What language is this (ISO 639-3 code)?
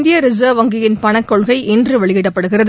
tam